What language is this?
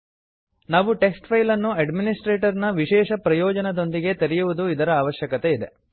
Kannada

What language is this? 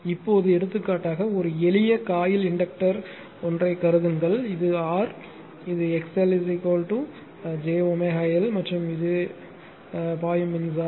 Tamil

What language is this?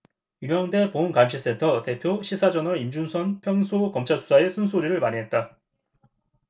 Korean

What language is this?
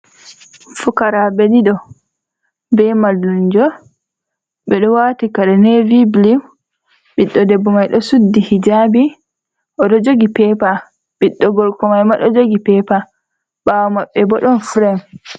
Fula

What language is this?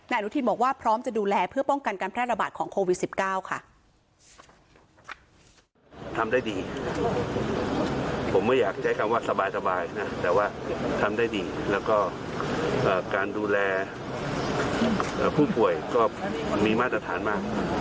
Thai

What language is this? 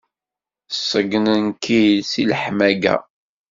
Kabyle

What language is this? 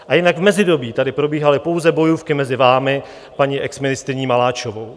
Czech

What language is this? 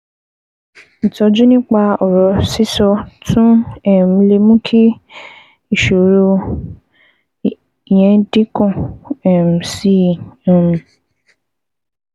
Yoruba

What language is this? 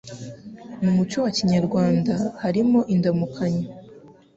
Kinyarwanda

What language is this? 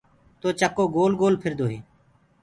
Gurgula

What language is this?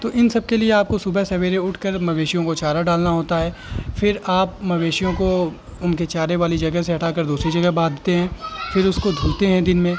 Urdu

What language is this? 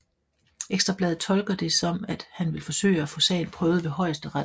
Danish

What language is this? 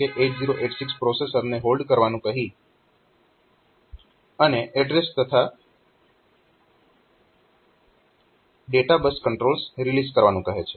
Gujarati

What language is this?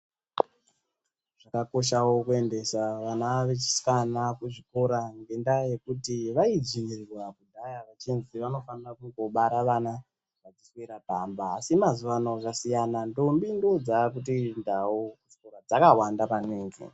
Ndau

